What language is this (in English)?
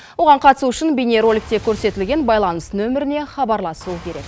Kazakh